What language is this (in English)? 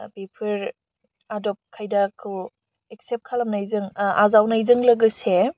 Bodo